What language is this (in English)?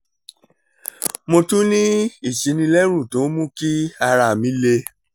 Yoruba